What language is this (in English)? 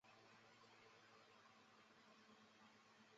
Chinese